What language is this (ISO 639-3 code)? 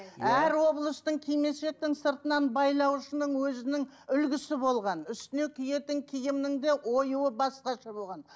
kaz